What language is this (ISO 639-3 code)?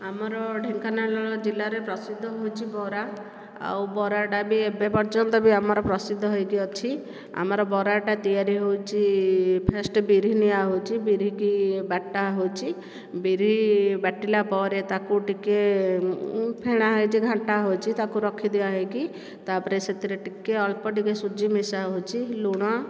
ori